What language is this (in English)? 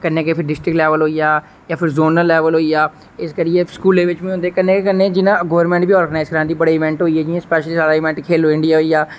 Dogri